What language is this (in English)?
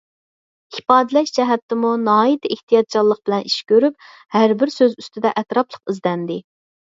Uyghur